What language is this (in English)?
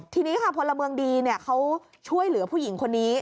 Thai